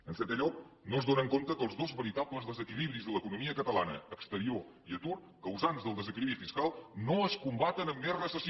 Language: Catalan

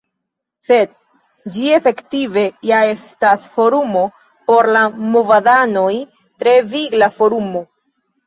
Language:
Esperanto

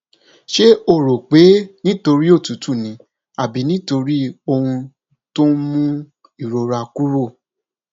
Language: Yoruba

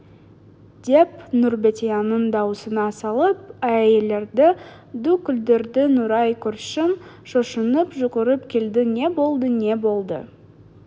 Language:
Kazakh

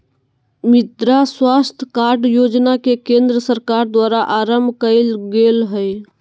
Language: Magahi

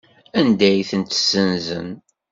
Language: Kabyle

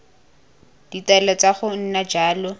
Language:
Tswana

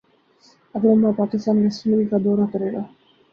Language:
Urdu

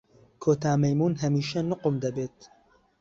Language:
Central Kurdish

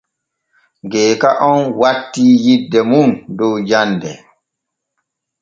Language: Borgu Fulfulde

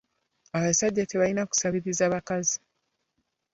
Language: Ganda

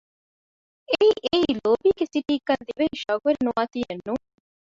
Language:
Divehi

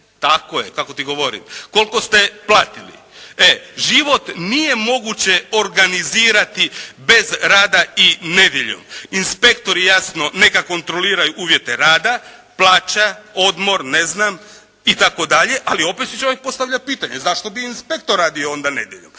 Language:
Croatian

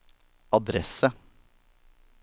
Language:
Norwegian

